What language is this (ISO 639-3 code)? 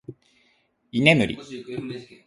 jpn